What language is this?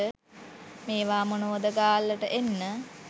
Sinhala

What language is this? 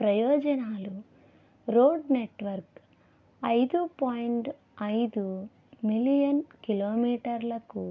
Telugu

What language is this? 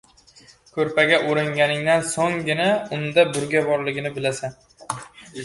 Uzbek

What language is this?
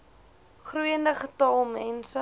Afrikaans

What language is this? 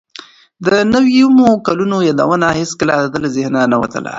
Pashto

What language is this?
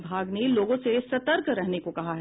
Hindi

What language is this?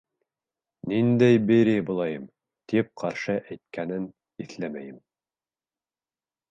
Bashkir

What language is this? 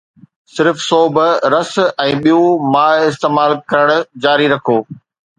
Sindhi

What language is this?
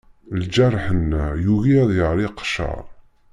Kabyle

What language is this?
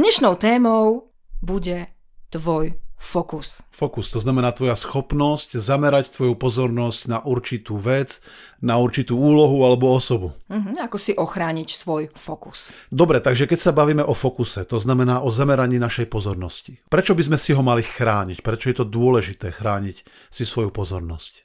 Slovak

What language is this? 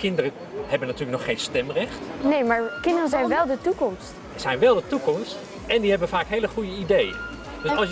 Dutch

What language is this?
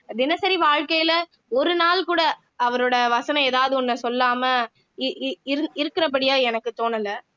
Tamil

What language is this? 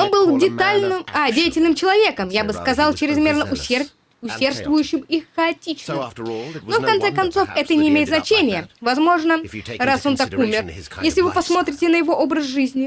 Russian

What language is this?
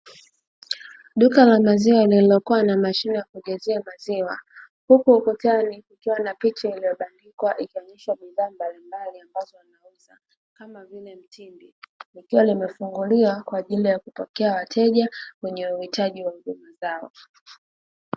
Swahili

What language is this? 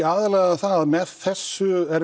Icelandic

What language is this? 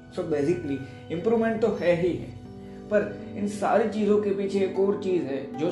Hindi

